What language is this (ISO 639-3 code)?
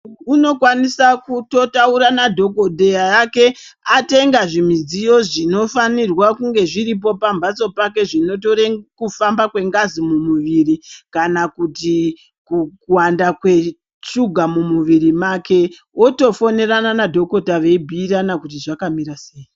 ndc